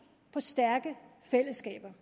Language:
Danish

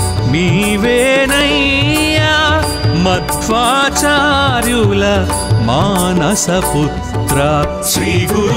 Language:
Romanian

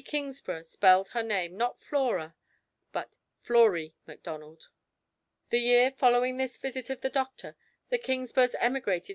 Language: English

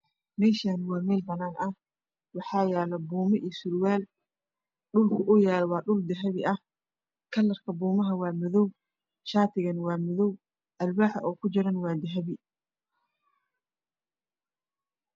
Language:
Somali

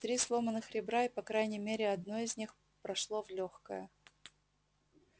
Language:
Russian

